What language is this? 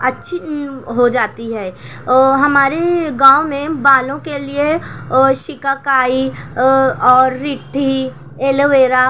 Urdu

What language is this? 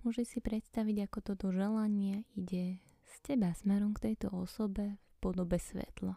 Slovak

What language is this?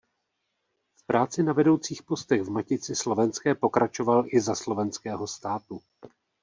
Czech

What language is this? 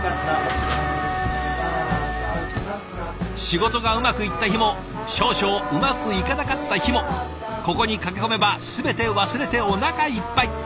Japanese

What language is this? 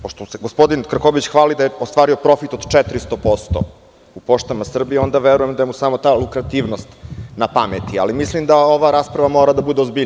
Serbian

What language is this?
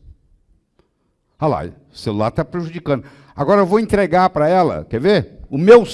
Portuguese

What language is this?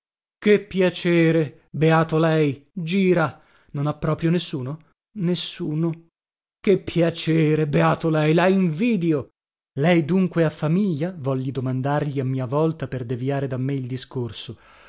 Italian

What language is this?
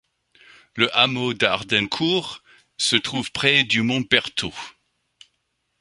French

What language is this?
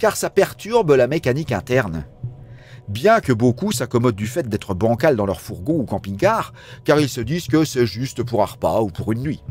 French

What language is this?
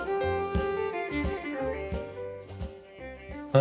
Japanese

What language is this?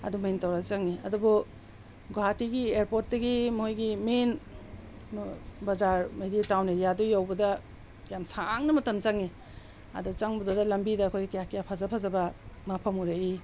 Manipuri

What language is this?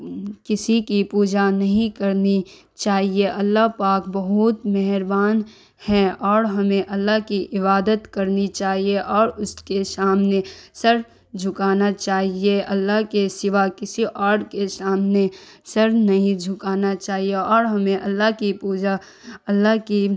Urdu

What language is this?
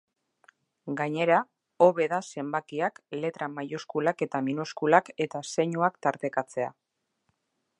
Basque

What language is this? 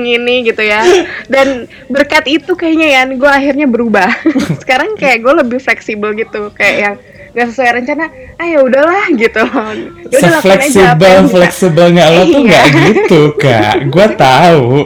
Indonesian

